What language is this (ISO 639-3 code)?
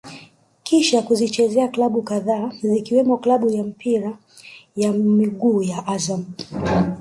swa